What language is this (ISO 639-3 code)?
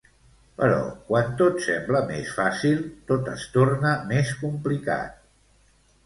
cat